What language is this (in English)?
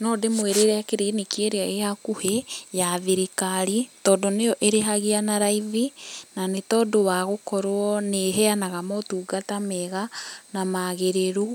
Kikuyu